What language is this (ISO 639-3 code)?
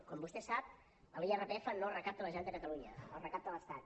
cat